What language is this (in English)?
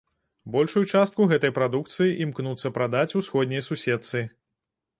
Belarusian